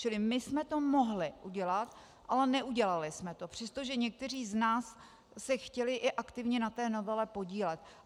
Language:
Czech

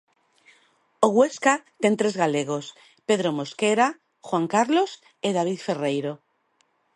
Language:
Galician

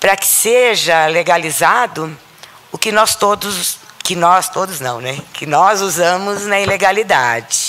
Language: Portuguese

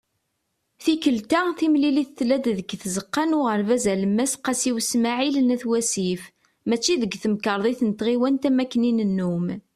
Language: Kabyle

